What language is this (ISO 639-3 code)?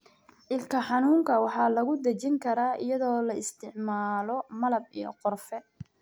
som